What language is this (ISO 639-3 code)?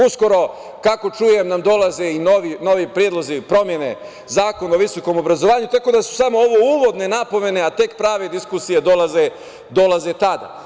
srp